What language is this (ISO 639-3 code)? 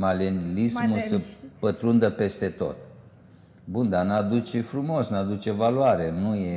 ron